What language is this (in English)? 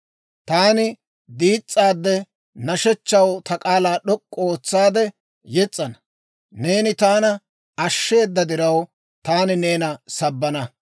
Dawro